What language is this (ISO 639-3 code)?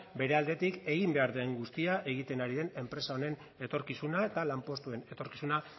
eus